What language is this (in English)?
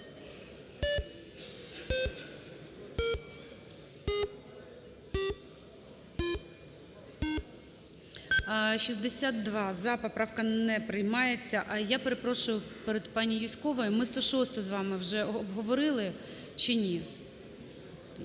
Ukrainian